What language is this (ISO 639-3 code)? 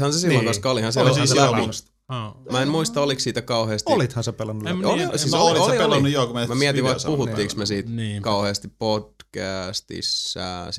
fin